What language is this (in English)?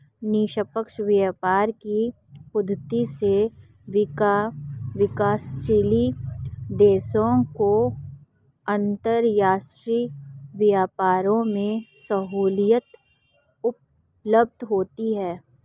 Hindi